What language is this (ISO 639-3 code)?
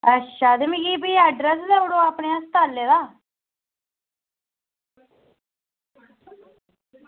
doi